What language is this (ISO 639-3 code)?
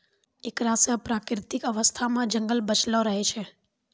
mai